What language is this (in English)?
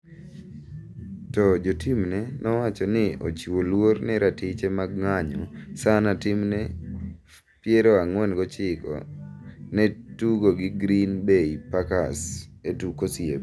Luo (Kenya and Tanzania)